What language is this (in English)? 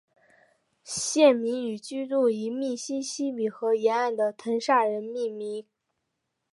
Chinese